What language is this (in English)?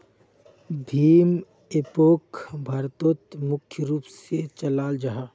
Magahi